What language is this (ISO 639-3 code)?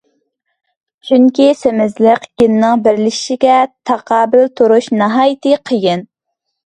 uig